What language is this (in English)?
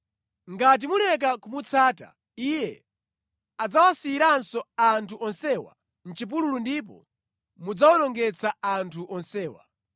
Nyanja